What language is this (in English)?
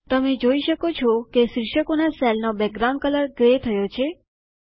Gujarati